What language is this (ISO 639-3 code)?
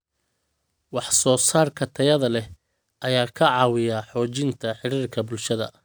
som